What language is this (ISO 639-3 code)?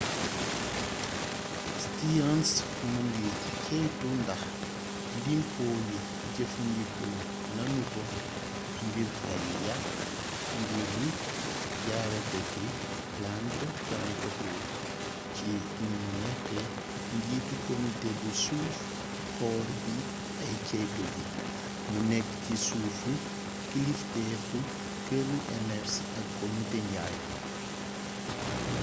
wol